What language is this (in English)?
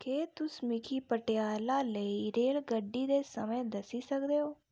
Dogri